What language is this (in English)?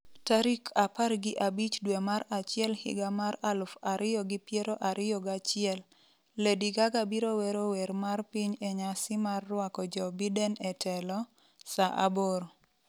Luo (Kenya and Tanzania)